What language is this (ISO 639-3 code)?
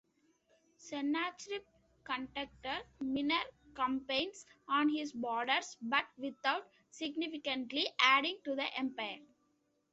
eng